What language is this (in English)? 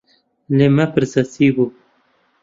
Central Kurdish